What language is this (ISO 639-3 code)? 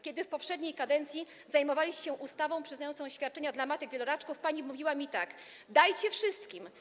pol